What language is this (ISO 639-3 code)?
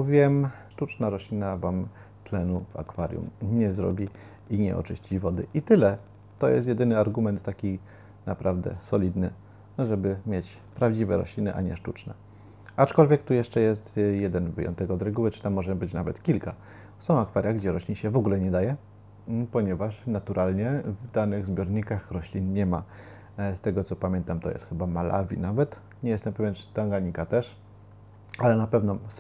pol